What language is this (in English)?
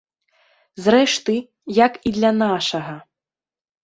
Belarusian